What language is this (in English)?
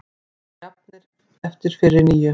Icelandic